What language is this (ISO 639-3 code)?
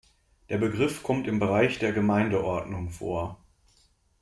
deu